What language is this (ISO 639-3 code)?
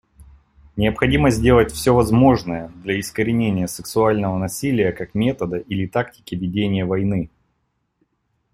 rus